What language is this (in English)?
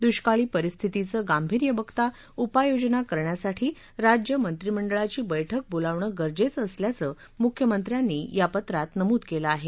Marathi